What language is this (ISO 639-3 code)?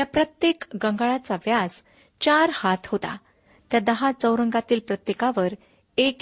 mar